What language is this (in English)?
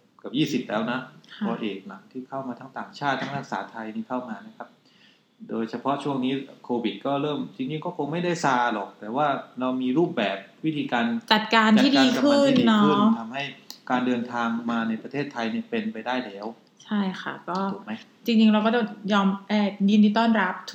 Thai